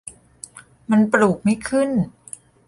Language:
Thai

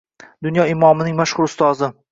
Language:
Uzbek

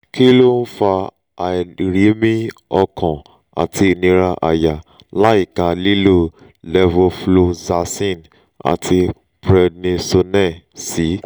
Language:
Yoruba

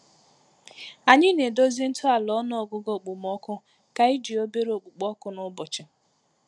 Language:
Igbo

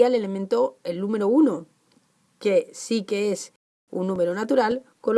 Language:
Spanish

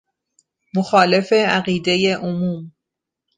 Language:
Persian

